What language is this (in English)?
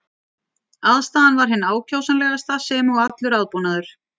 Icelandic